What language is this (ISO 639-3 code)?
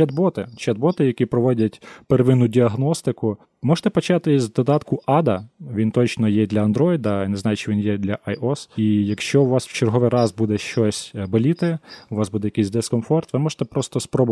ukr